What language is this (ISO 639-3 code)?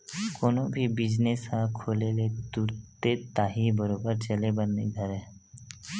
hne